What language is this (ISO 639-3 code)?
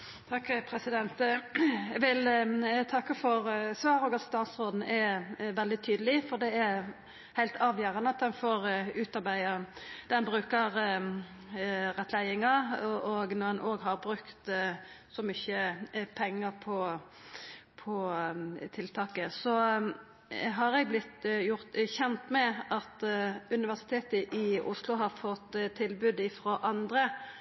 nno